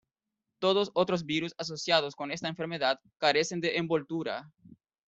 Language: Spanish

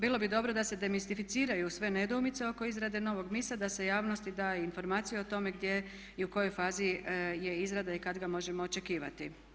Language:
Croatian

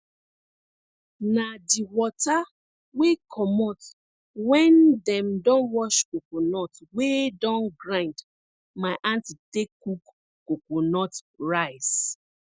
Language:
Nigerian Pidgin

